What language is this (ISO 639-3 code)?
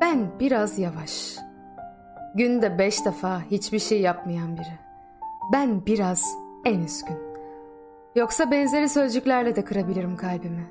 tur